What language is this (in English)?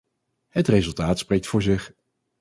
Dutch